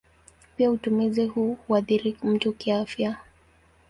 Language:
Swahili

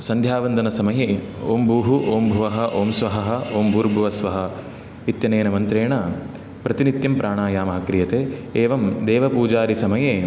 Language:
Sanskrit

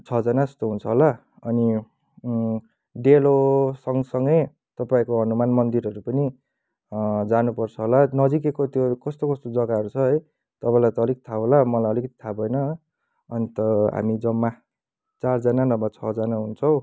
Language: Nepali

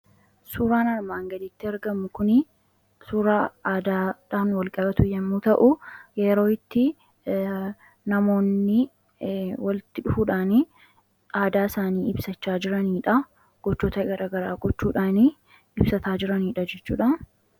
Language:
Oromo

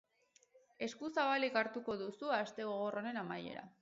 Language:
Basque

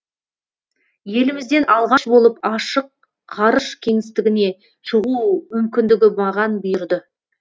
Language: Kazakh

